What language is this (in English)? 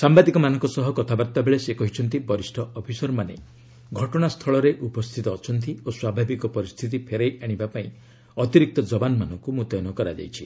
Odia